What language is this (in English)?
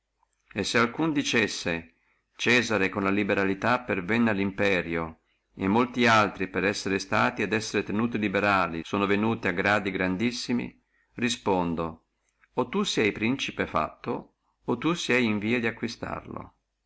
Italian